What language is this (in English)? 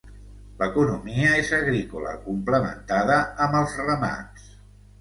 Catalan